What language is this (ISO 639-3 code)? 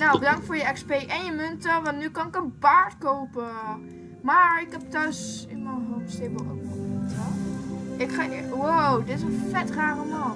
nld